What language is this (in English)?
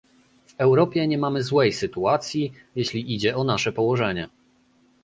Polish